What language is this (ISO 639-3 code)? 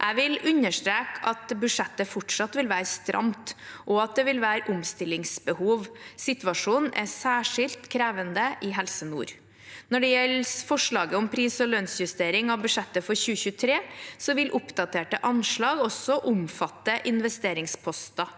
nor